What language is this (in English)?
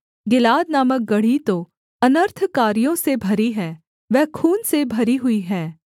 Hindi